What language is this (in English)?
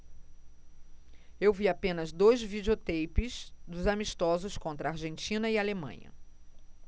Portuguese